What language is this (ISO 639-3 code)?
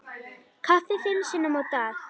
isl